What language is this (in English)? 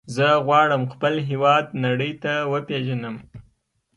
Pashto